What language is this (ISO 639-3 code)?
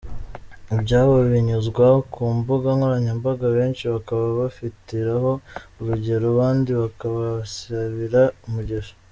kin